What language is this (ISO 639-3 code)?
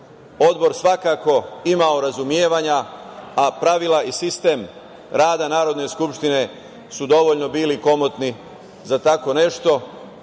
srp